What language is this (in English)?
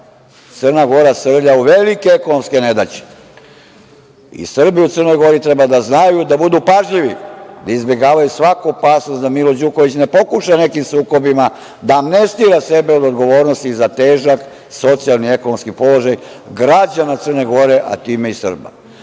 Serbian